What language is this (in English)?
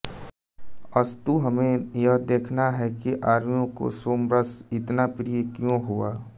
Hindi